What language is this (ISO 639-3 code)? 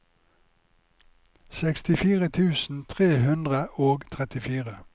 nor